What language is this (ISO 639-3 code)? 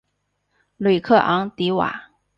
zho